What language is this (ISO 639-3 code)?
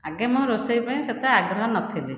ori